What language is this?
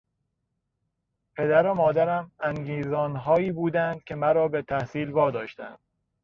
Persian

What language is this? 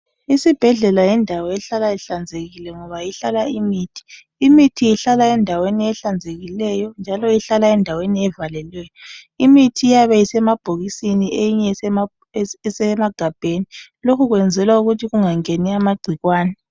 North Ndebele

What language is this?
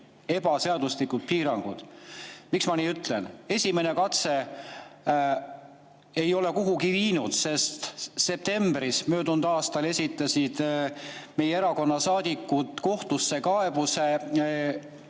Estonian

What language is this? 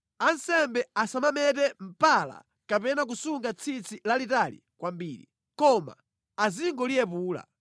Nyanja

